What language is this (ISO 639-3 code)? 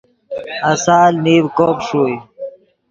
ydg